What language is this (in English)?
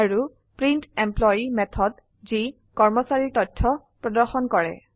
Assamese